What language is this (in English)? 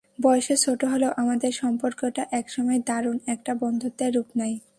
Bangla